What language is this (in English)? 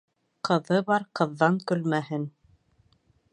Bashkir